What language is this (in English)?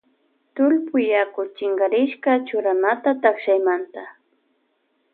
Loja Highland Quichua